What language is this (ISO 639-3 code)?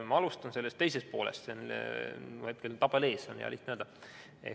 est